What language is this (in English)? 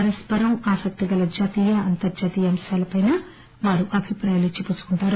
Telugu